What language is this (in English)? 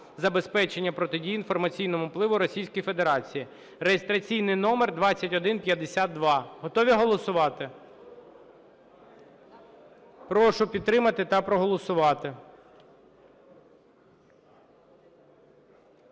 Ukrainian